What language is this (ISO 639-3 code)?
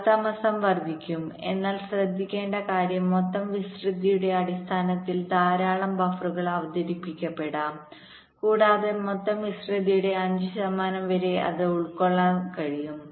mal